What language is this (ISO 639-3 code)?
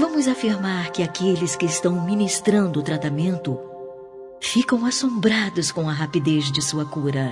por